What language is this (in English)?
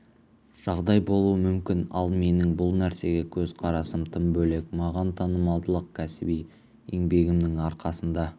Kazakh